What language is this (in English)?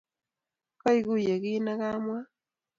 Kalenjin